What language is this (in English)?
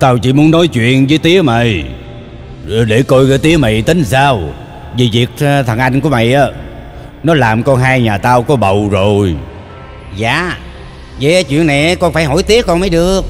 Vietnamese